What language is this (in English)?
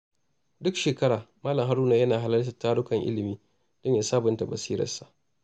Hausa